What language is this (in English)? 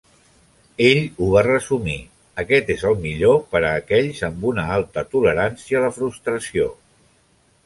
Catalan